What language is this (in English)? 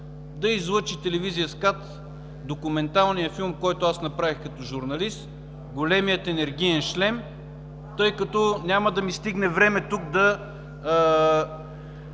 Bulgarian